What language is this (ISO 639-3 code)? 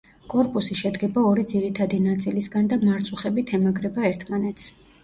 kat